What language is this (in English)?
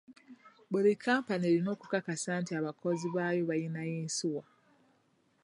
Ganda